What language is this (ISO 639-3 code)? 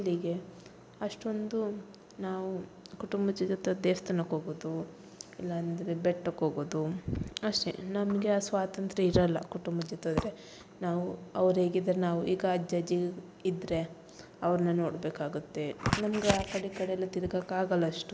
kan